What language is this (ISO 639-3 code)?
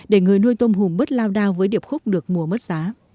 vie